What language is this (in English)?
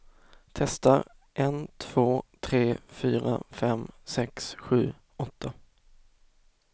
Swedish